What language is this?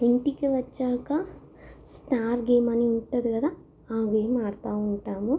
Telugu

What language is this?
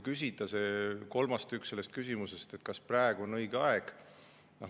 Estonian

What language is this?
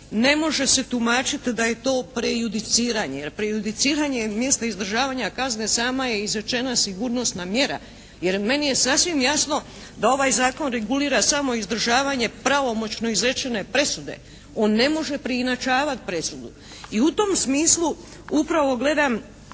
Croatian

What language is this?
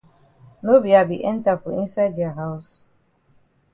Cameroon Pidgin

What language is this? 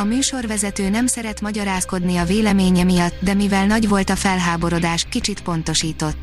Hungarian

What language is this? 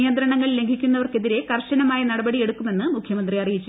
Malayalam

